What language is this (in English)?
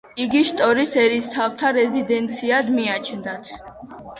Georgian